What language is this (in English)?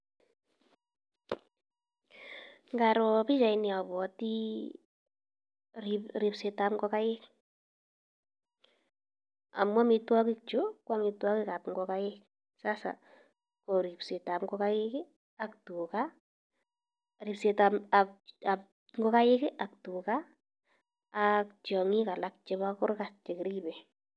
Kalenjin